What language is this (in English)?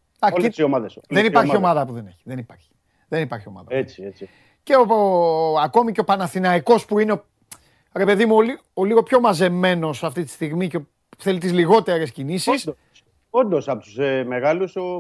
Greek